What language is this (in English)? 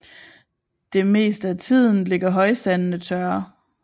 Danish